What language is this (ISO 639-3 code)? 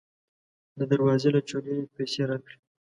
pus